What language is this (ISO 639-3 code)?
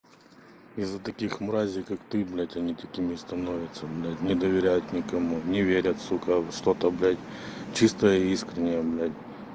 rus